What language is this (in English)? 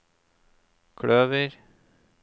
Norwegian